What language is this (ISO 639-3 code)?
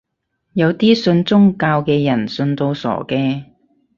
yue